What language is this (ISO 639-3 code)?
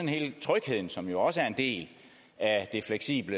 dan